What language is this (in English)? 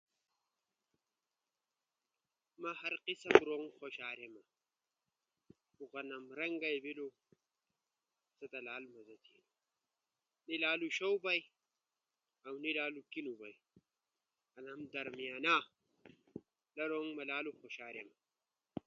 Ushojo